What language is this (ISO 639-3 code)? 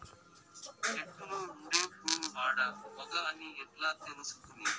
tel